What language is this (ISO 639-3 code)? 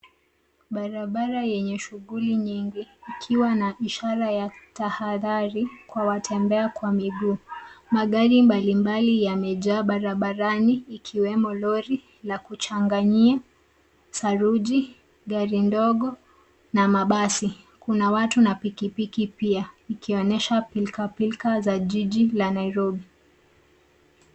swa